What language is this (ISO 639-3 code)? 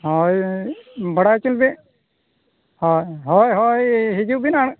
sat